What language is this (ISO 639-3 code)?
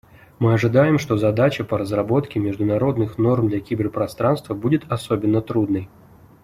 rus